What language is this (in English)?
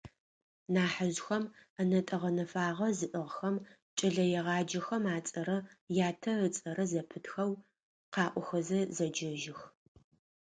Adyghe